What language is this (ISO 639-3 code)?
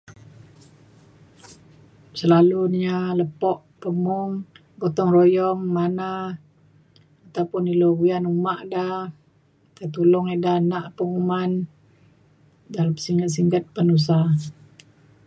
xkl